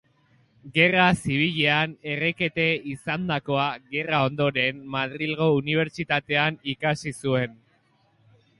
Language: Basque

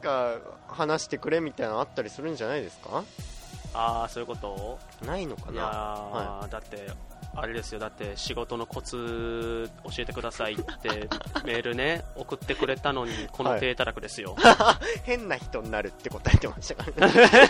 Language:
Japanese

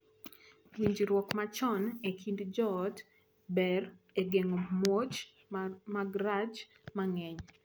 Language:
Luo (Kenya and Tanzania)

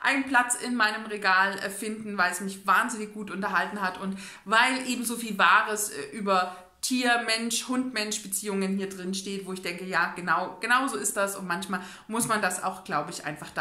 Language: German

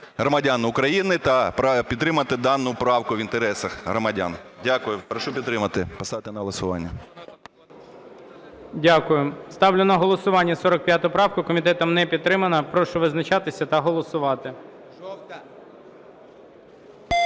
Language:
Ukrainian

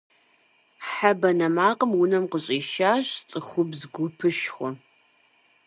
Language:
Kabardian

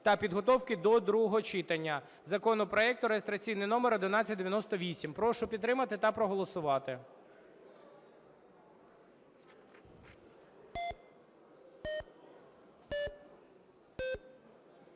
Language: Ukrainian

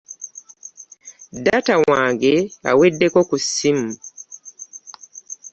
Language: Ganda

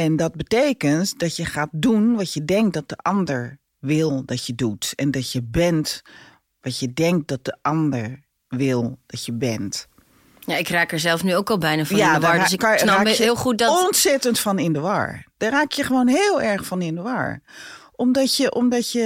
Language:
Dutch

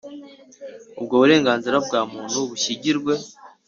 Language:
Kinyarwanda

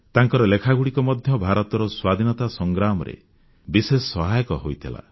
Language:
Odia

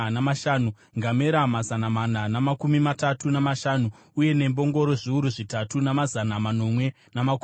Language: Shona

